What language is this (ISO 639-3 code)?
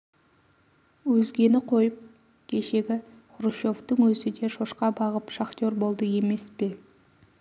kaz